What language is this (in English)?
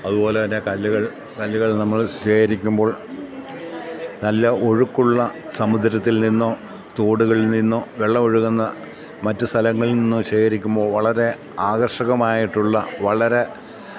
Malayalam